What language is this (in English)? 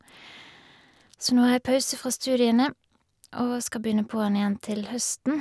Norwegian